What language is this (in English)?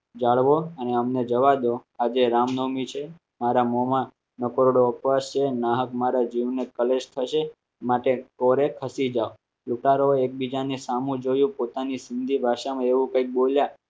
Gujarati